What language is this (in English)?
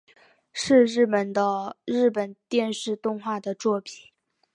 Chinese